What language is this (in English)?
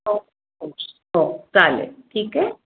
Marathi